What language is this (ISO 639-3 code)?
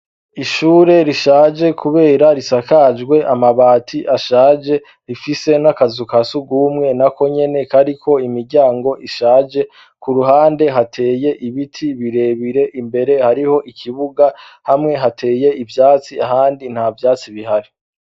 run